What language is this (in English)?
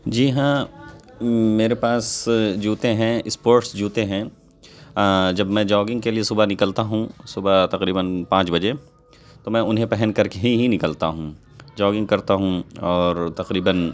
Urdu